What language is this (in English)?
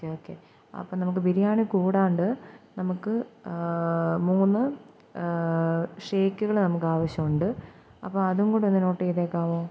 Malayalam